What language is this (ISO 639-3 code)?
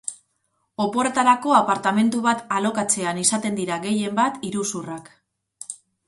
eus